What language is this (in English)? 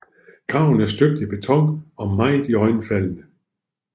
Danish